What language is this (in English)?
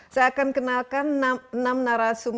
Indonesian